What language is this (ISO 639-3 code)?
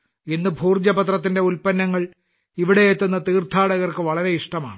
mal